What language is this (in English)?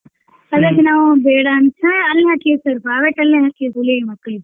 Kannada